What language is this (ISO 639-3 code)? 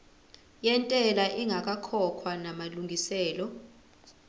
zul